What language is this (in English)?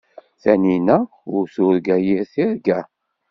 Kabyle